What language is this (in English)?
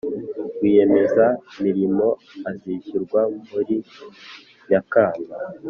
Kinyarwanda